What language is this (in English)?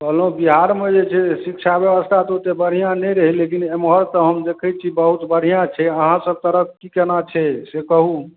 Maithili